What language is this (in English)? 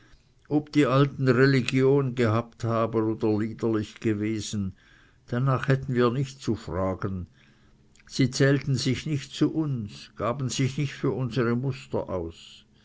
German